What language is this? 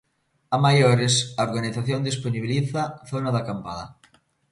Galician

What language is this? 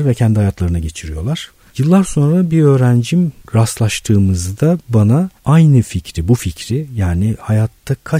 Turkish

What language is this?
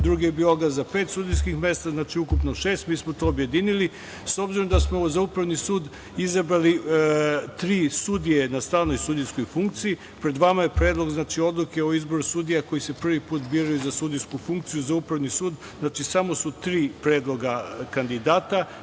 Serbian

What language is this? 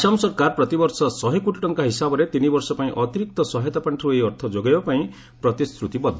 Odia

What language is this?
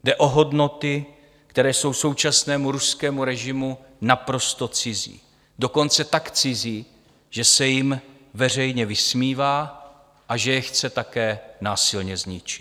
Czech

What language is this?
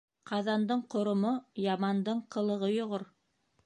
Bashkir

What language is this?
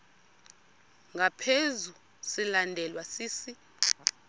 Xhosa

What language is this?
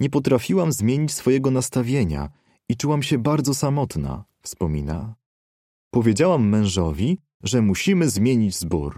Polish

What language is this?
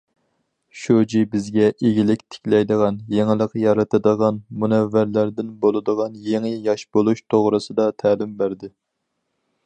Uyghur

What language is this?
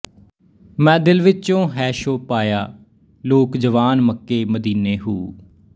Punjabi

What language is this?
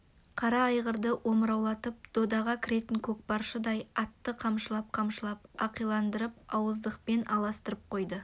Kazakh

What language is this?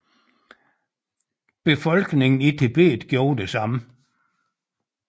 Danish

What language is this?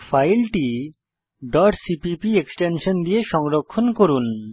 Bangla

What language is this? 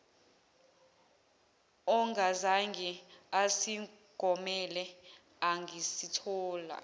Zulu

